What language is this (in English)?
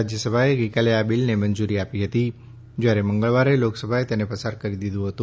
Gujarati